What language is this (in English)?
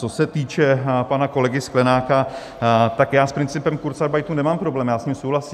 Czech